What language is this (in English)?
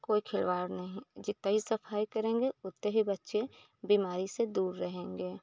Hindi